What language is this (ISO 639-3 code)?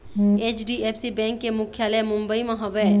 hne